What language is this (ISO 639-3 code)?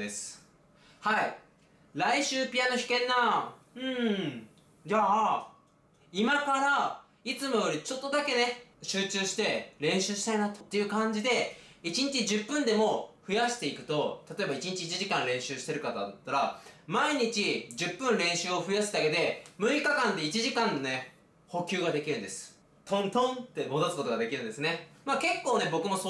jpn